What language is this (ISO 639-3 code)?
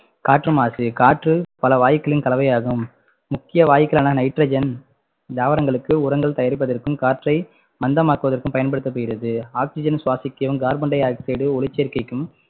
tam